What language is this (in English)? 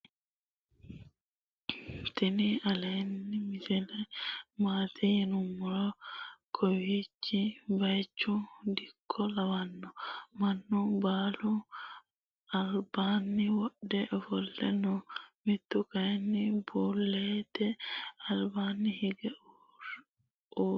Sidamo